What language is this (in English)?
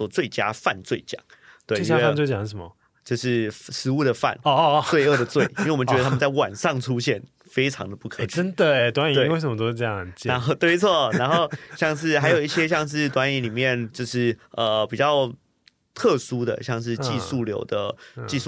Chinese